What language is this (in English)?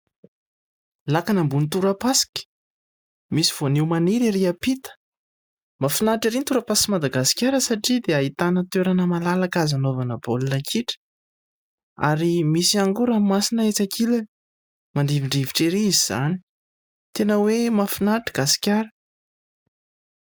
Malagasy